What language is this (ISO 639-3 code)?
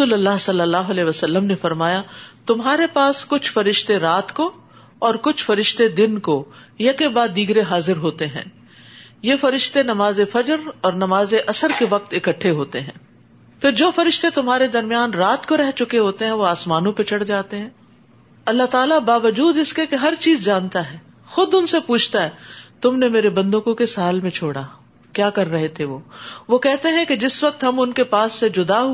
urd